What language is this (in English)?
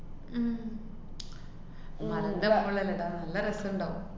Malayalam